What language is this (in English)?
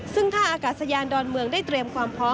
Thai